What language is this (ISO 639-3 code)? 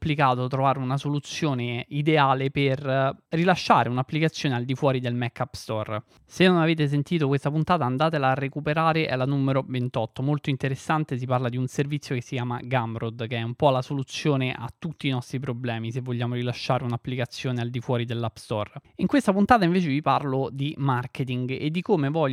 ita